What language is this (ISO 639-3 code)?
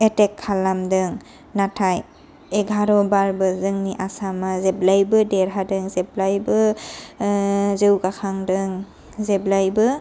brx